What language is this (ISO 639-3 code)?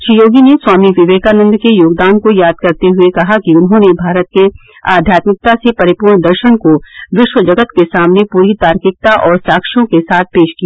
hin